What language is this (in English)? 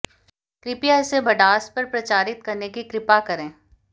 Hindi